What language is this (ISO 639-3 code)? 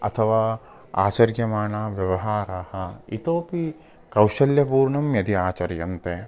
san